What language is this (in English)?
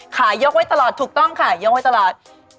Thai